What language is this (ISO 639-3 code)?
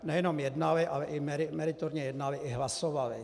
ces